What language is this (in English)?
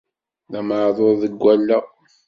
Kabyle